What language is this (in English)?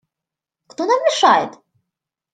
Russian